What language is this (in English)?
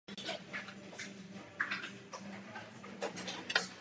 Czech